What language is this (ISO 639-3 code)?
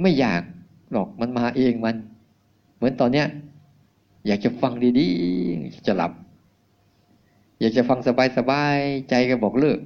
tha